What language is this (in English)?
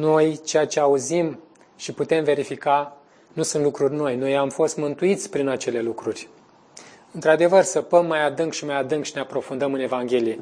Romanian